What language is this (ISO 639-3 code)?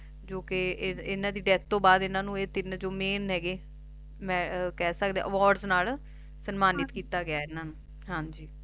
pan